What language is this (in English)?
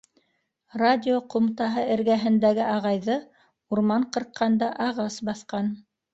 Bashkir